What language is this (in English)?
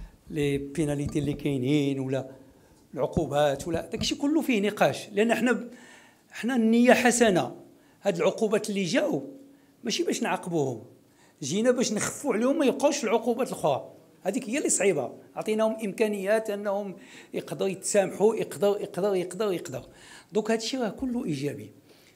Arabic